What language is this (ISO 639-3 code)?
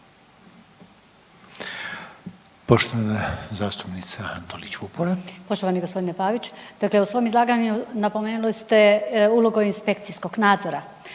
hrv